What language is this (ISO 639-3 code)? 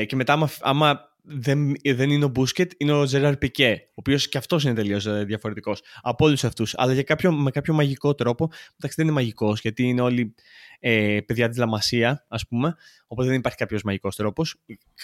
ell